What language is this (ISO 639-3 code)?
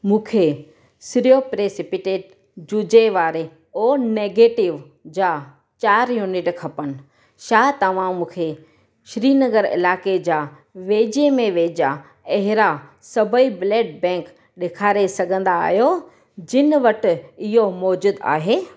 snd